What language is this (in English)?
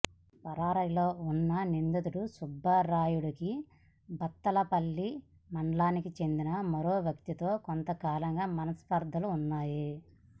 Telugu